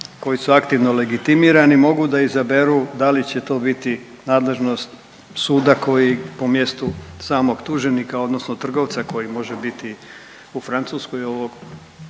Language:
Croatian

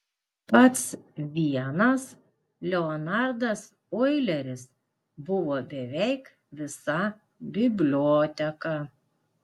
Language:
Lithuanian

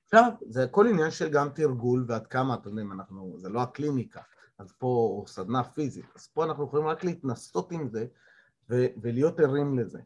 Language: Hebrew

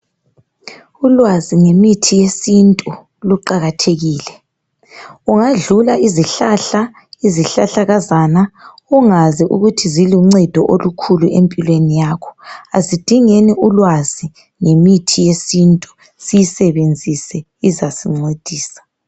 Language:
North Ndebele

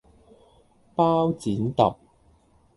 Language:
Cantonese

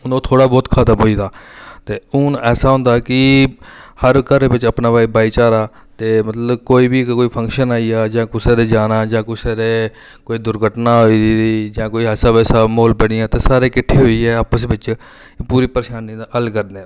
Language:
Dogri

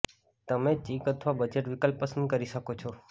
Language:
Gujarati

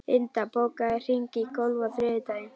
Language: Icelandic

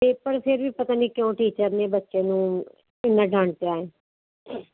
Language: Punjabi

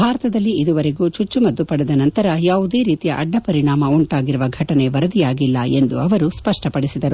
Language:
Kannada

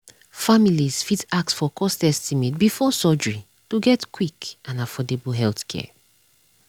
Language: Nigerian Pidgin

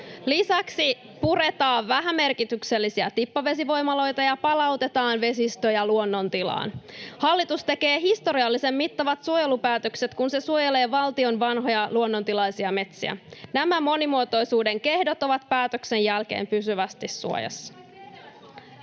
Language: Finnish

